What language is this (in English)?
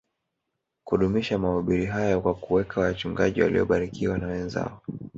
Swahili